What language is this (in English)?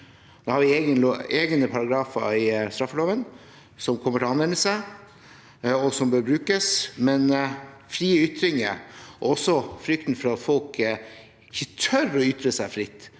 Norwegian